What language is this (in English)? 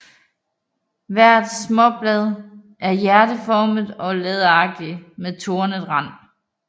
Danish